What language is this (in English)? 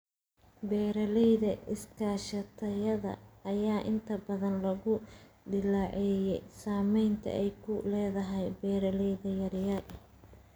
Somali